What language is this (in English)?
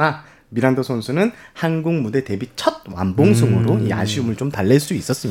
Korean